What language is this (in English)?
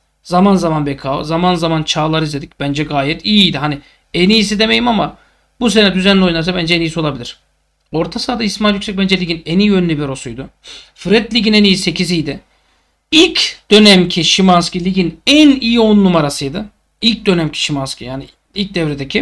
Turkish